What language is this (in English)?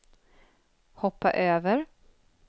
Swedish